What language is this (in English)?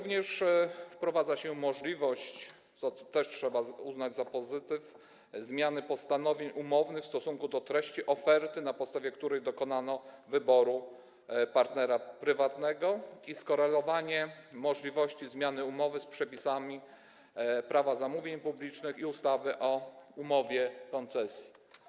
Polish